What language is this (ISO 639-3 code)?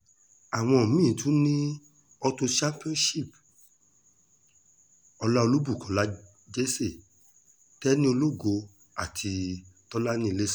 yor